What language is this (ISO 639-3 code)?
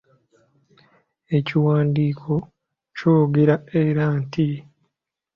lug